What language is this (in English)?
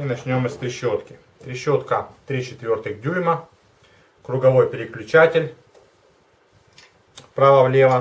Russian